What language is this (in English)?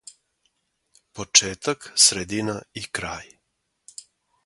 Serbian